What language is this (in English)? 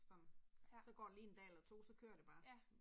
Danish